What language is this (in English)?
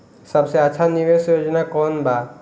Bhojpuri